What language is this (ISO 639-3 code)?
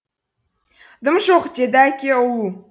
kaz